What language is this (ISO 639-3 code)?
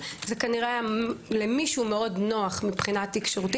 heb